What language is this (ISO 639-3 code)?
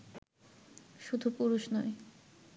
ben